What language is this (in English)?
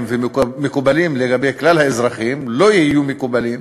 Hebrew